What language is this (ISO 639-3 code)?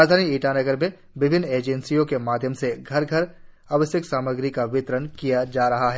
hin